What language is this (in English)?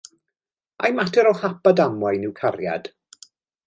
Welsh